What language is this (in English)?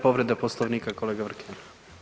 Croatian